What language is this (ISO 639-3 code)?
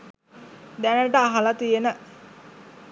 sin